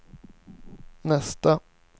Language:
Swedish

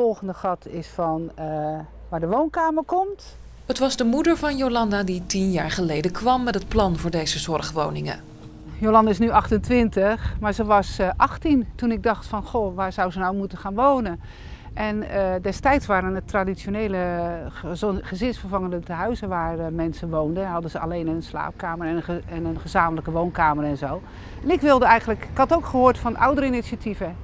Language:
Dutch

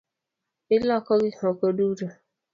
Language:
Luo (Kenya and Tanzania)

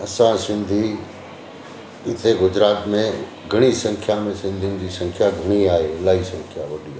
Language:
Sindhi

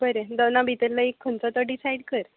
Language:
Konkani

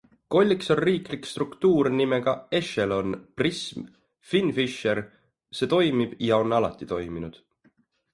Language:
Estonian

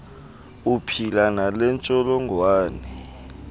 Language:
Xhosa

